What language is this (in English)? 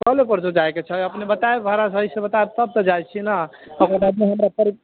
Maithili